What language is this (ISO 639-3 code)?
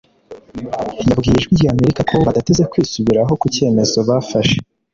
kin